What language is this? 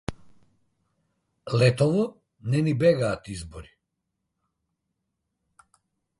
Macedonian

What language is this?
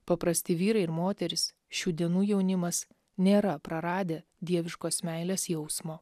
Lithuanian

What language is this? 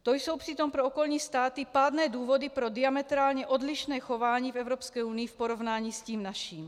Czech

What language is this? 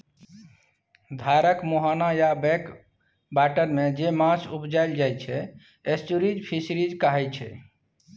Maithili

